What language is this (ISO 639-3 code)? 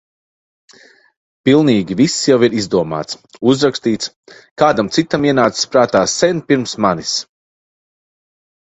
lav